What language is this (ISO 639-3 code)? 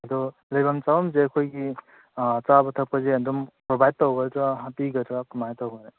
mni